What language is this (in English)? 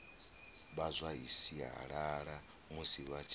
Venda